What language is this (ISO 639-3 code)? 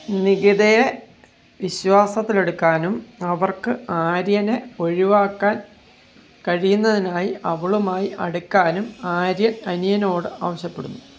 mal